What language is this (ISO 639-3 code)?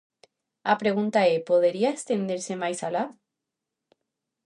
glg